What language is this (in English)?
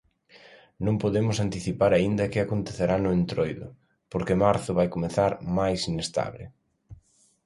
Galician